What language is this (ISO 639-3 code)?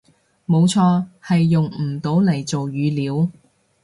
yue